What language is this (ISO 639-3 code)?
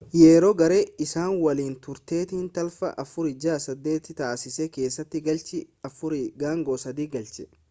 orm